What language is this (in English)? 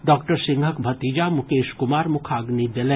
Maithili